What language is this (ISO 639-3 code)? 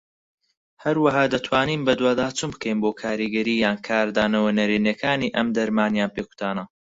ckb